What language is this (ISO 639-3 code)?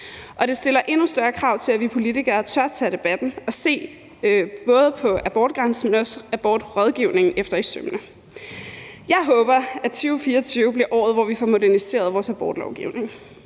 dan